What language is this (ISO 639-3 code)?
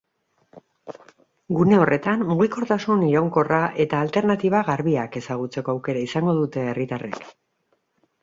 eus